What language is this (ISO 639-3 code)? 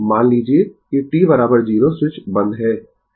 hin